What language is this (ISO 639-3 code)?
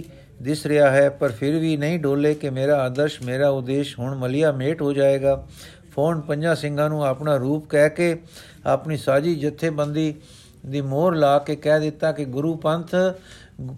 pan